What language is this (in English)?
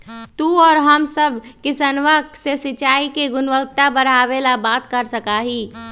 Magahi